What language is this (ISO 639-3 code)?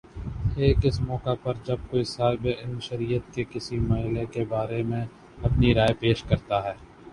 urd